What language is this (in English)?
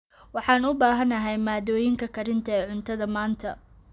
Somali